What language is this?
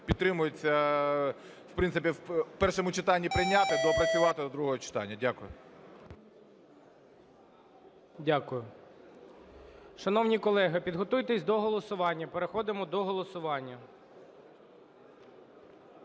Ukrainian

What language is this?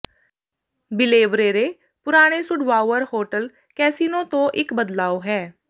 Punjabi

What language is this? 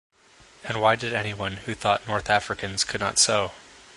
English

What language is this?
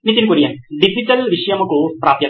Telugu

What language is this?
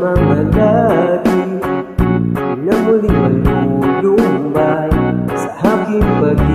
Indonesian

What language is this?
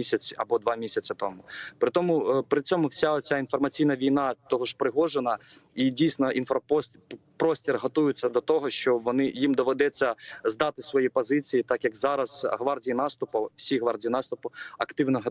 Ukrainian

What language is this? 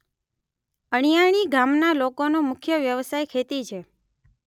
Gujarati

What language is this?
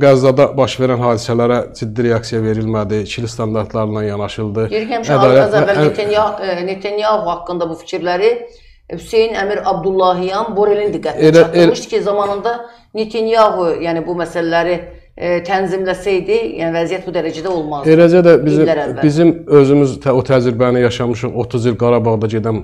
Turkish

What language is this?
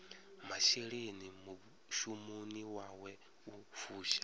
Venda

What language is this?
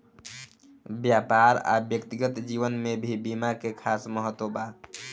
Bhojpuri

